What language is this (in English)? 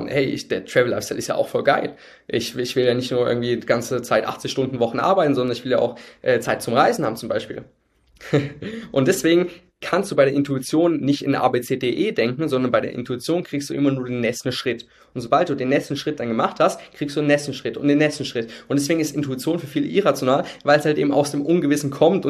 German